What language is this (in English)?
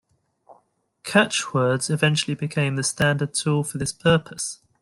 English